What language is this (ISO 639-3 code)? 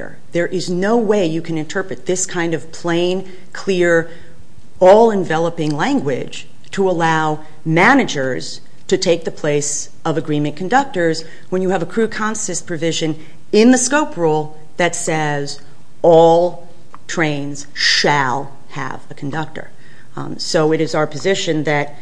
eng